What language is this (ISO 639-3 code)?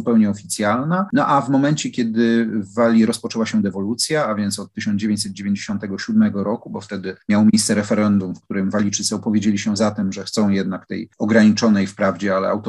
pol